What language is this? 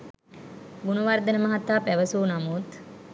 Sinhala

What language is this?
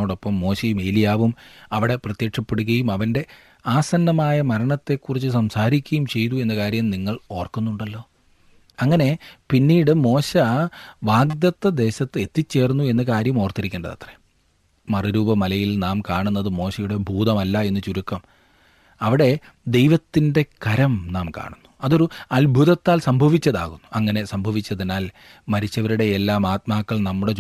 Malayalam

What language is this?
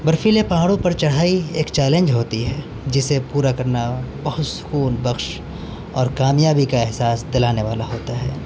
Urdu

